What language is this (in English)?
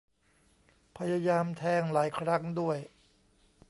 Thai